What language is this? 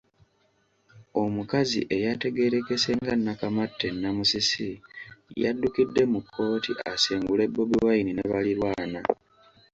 Ganda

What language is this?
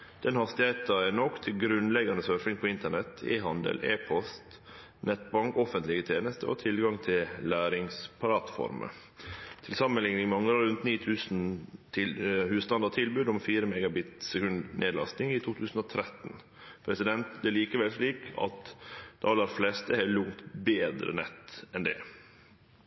Norwegian Nynorsk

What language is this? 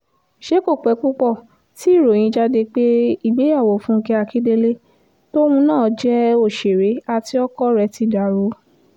Yoruba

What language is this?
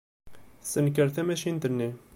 Kabyle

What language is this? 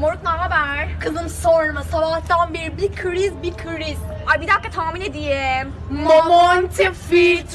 Turkish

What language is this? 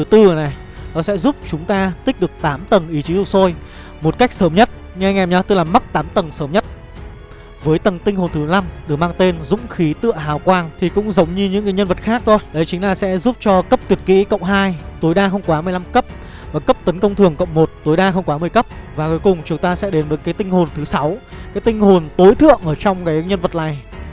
Vietnamese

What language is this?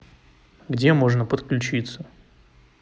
Russian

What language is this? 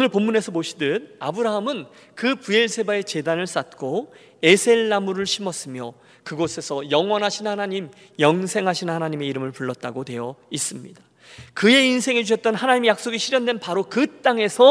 Korean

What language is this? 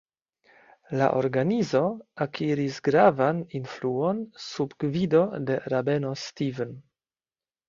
Esperanto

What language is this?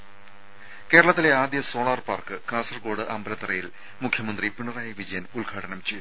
Malayalam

